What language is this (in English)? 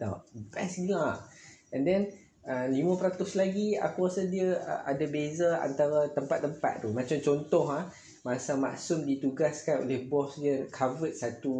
Malay